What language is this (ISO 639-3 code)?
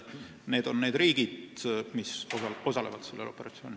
est